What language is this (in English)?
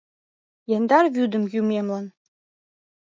Mari